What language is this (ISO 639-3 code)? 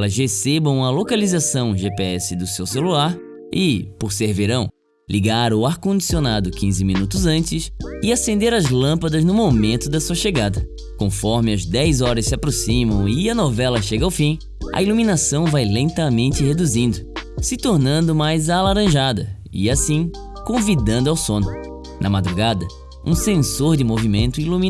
por